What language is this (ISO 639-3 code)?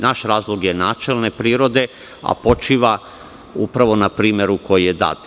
srp